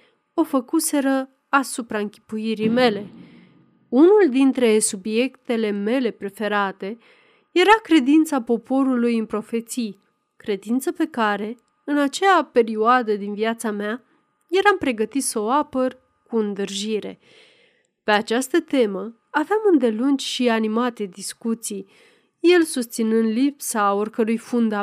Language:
Romanian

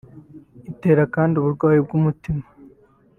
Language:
Kinyarwanda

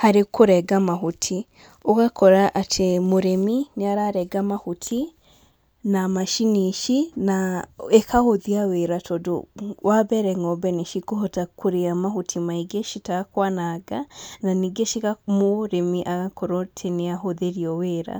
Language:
Kikuyu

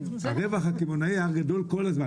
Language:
Hebrew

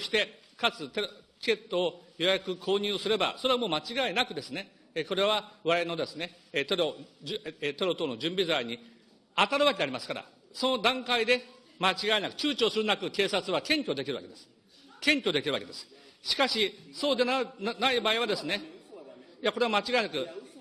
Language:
Japanese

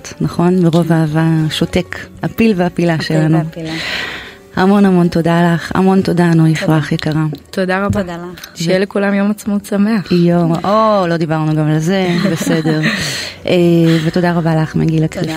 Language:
Hebrew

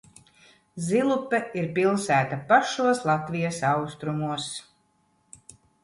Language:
Latvian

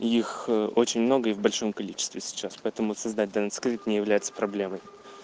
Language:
Russian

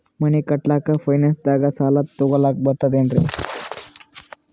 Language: Kannada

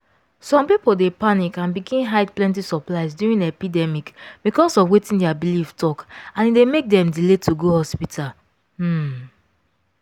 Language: Nigerian Pidgin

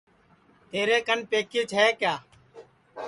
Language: Sansi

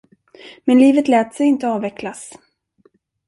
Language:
Swedish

